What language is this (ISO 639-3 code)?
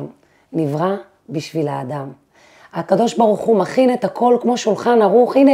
heb